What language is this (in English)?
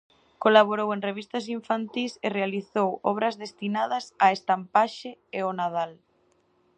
Galician